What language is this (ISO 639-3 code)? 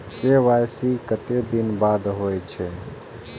mai